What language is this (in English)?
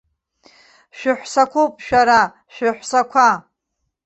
Abkhazian